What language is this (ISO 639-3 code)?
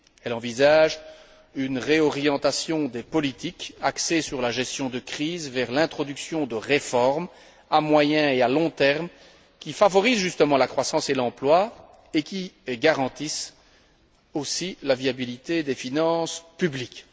fra